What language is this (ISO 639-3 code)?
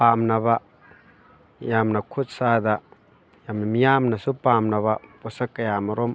mni